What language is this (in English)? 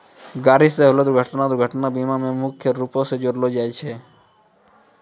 Maithili